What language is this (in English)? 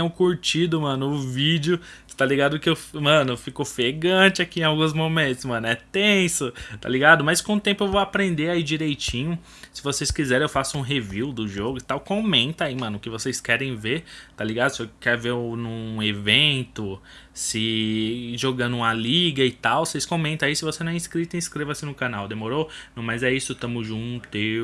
Portuguese